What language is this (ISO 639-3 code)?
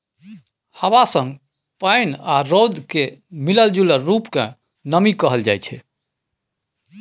mai